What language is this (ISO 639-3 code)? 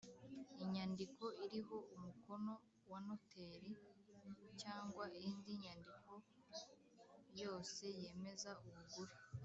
kin